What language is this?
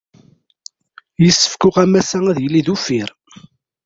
Kabyle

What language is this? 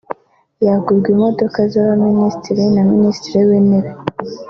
Kinyarwanda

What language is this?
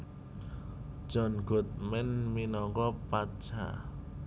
Javanese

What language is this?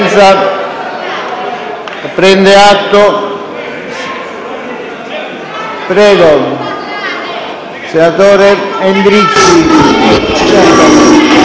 Italian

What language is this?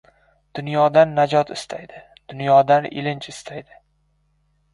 Uzbek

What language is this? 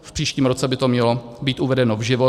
Czech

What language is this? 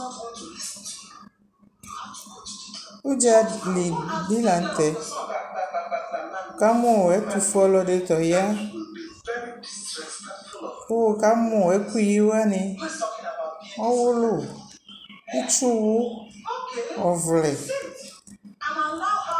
Ikposo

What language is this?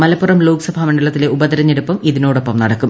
Malayalam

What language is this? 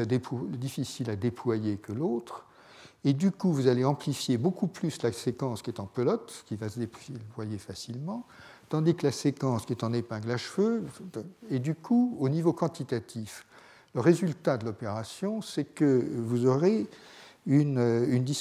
French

